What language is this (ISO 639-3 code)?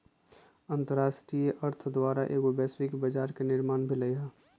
mag